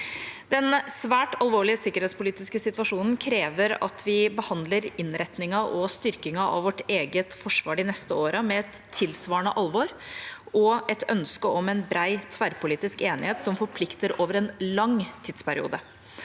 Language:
Norwegian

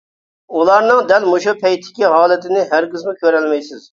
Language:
Uyghur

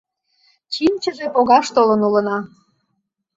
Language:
Mari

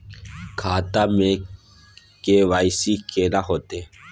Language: Maithili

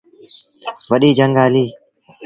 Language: Sindhi Bhil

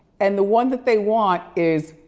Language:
English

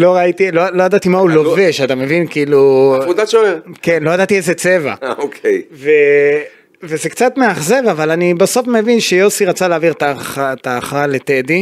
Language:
Hebrew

